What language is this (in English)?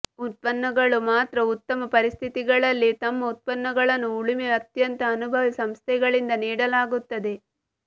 Kannada